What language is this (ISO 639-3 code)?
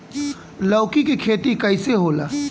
bho